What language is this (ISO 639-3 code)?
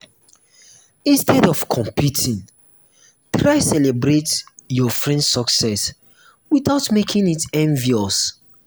pcm